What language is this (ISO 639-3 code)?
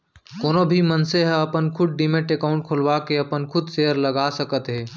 hne